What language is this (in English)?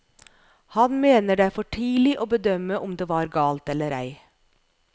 Norwegian